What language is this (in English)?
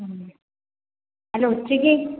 Malayalam